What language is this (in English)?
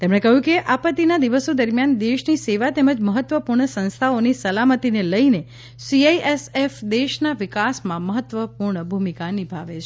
Gujarati